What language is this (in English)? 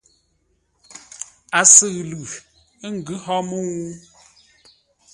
Ngombale